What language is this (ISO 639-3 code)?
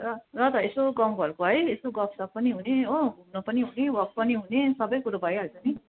nep